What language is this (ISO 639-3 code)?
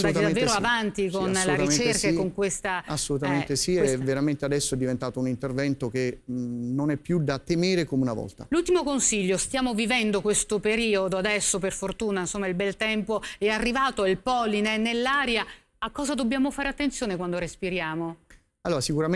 ita